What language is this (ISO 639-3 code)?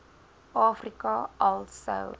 afr